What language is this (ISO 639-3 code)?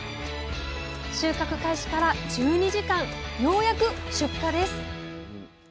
jpn